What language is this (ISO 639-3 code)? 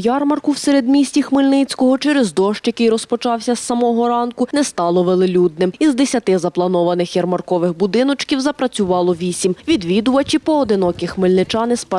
ukr